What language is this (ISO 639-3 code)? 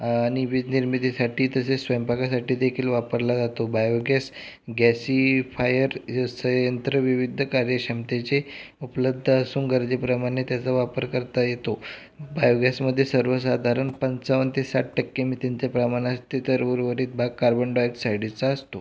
mar